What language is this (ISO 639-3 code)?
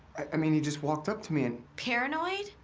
eng